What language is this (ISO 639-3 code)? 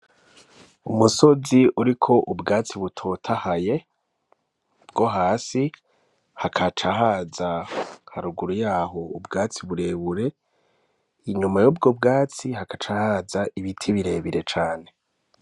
run